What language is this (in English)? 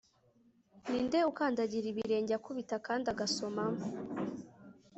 Kinyarwanda